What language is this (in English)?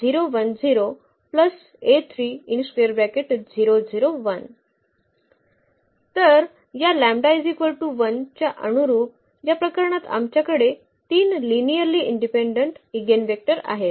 Marathi